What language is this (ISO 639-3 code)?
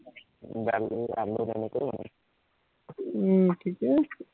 asm